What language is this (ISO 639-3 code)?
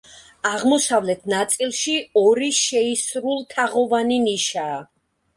kat